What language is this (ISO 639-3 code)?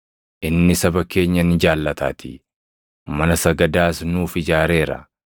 orm